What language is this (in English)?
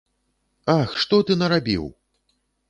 Belarusian